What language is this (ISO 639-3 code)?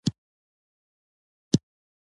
pus